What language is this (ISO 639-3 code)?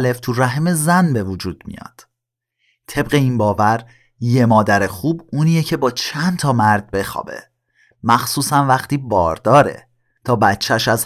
fas